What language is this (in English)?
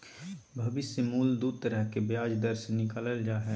Magahi